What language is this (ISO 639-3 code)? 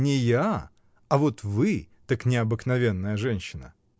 rus